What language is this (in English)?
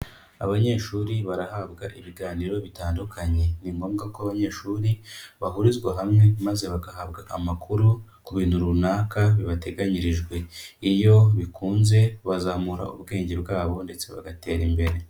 Kinyarwanda